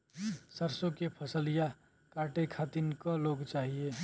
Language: Bhojpuri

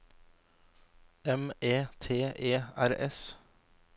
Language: Norwegian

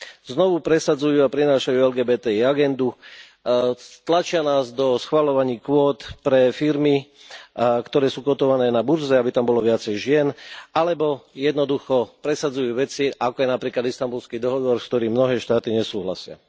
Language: Slovak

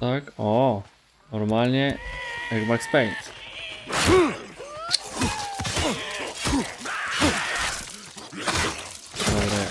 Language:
Polish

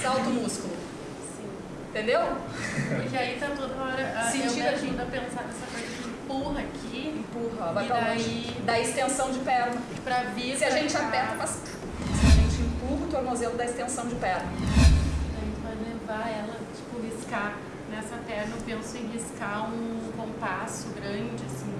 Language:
Portuguese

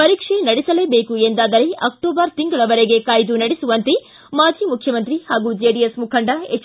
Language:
Kannada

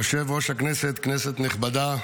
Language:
Hebrew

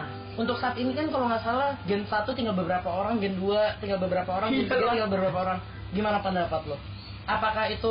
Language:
Indonesian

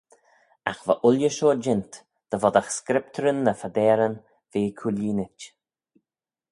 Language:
Manx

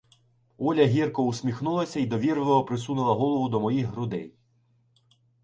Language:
Ukrainian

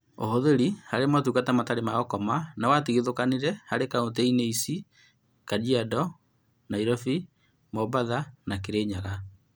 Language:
Kikuyu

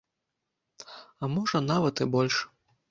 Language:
Belarusian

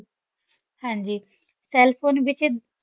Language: Punjabi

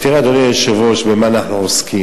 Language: Hebrew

